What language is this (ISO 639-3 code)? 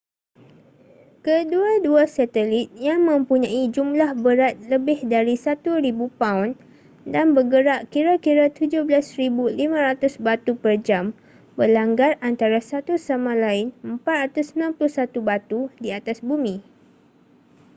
msa